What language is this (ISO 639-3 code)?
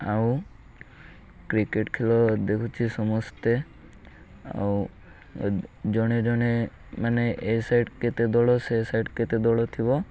ori